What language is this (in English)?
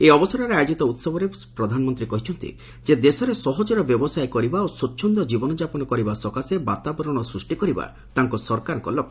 Odia